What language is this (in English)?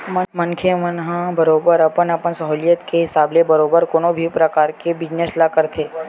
Chhattisgarhi